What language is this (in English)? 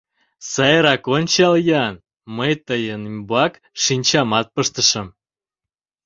Mari